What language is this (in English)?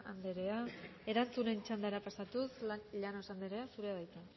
Basque